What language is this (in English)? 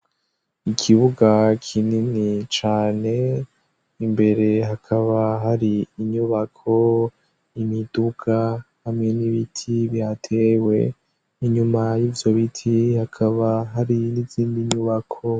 Rundi